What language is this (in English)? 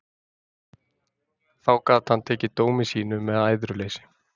Icelandic